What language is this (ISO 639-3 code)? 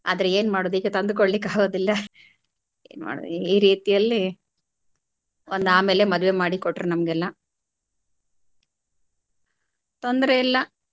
kan